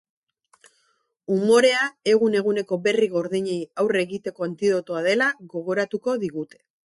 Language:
Basque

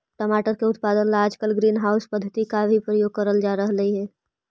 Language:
Magahi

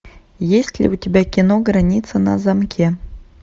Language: Russian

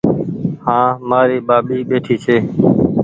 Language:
Goaria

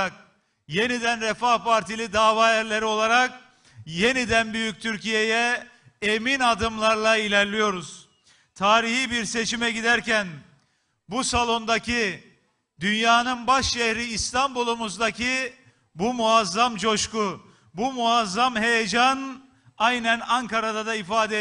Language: Turkish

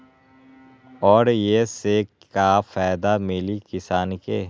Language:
Magahi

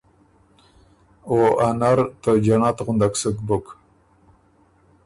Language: Ormuri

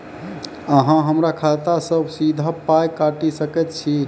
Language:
Maithili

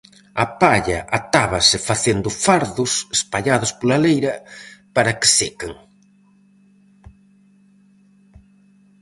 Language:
Galician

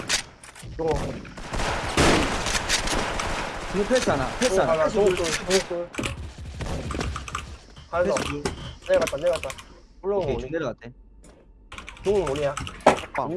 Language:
Korean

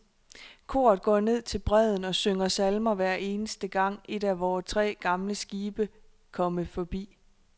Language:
Danish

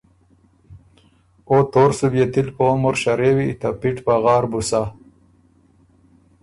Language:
Ormuri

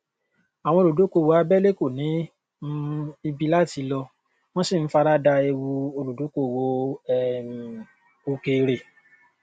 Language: Yoruba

